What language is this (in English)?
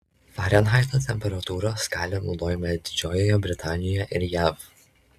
Lithuanian